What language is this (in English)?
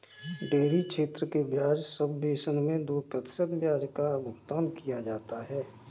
Hindi